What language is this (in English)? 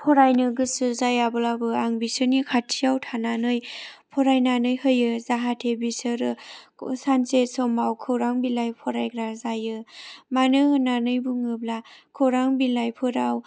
Bodo